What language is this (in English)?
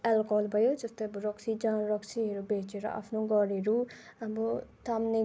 Nepali